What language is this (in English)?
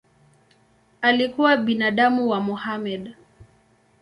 Swahili